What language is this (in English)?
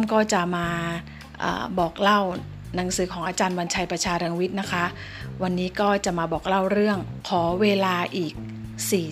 Thai